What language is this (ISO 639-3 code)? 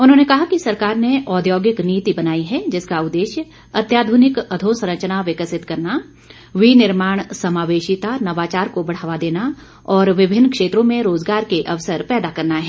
hin